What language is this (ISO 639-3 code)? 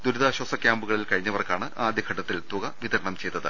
mal